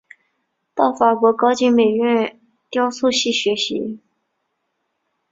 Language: Chinese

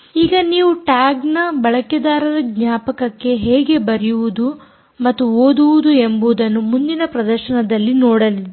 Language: Kannada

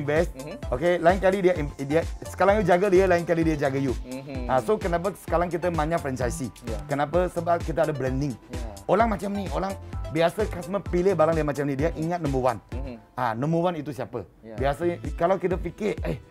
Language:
Malay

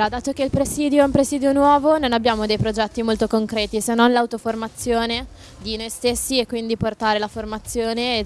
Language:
Italian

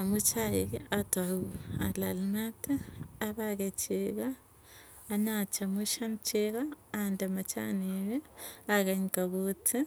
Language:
Tugen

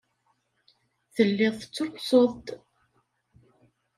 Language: Kabyle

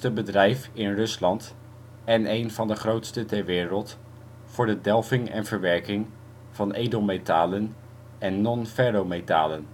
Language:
Dutch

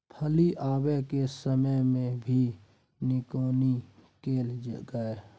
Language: Maithili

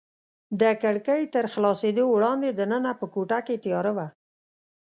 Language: Pashto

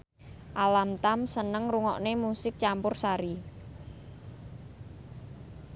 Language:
Javanese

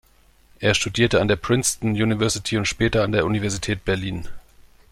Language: German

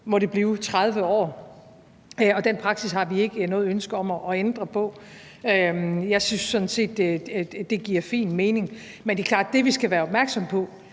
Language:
Danish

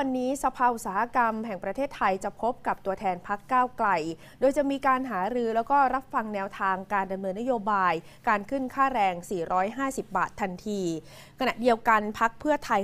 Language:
Thai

